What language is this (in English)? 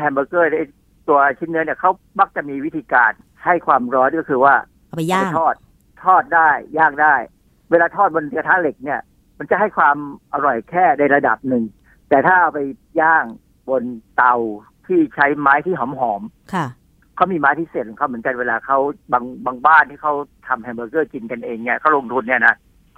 Thai